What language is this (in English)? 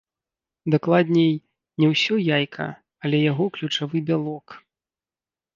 Belarusian